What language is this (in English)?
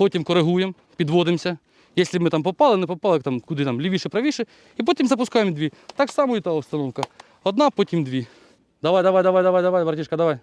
Ukrainian